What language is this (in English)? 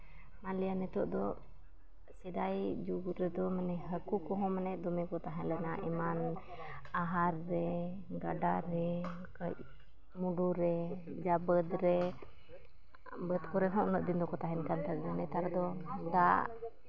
Santali